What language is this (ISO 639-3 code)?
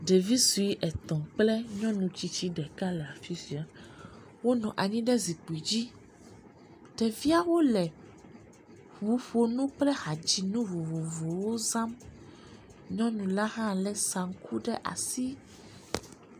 ewe